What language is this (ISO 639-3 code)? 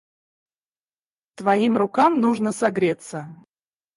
rus